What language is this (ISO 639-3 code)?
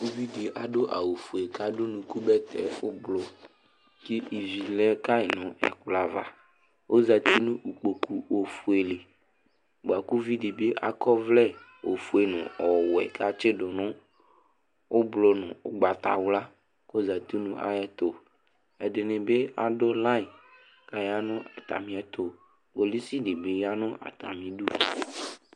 kpo